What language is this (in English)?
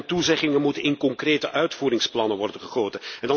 Dutch